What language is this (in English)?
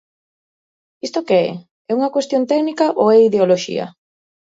Galician